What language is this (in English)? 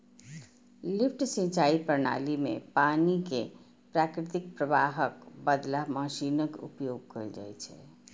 Maithili